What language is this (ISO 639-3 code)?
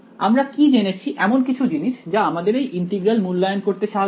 ben